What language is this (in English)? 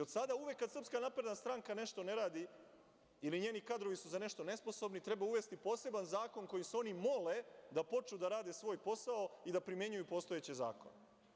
Serbian